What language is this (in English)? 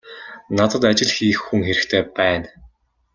Mongolian